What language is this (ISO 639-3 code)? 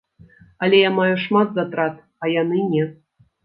bel